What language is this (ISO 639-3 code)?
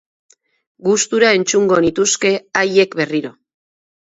eus